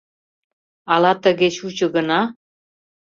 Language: Mari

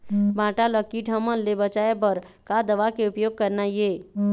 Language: Chhattisgarhi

